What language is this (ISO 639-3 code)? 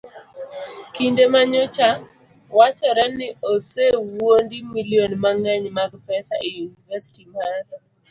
luo